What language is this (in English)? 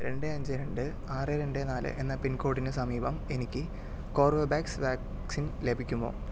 Malayalam